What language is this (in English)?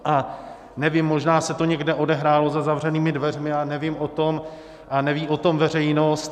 Czech